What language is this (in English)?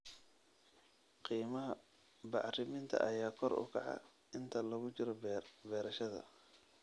Somali